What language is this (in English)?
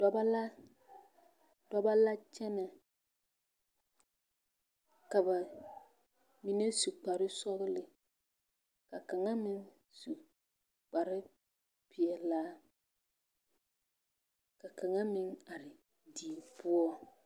Southern Dagaare